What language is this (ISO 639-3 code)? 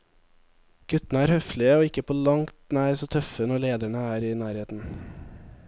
nor